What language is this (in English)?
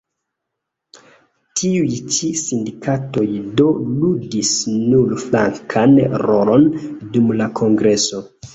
Esperanto